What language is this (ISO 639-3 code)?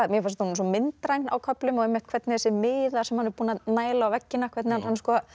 isl